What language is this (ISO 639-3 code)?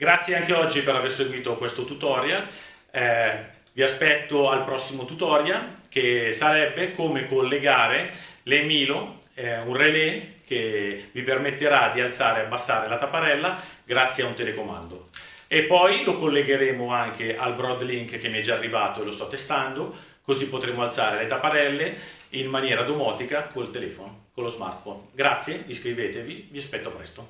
ita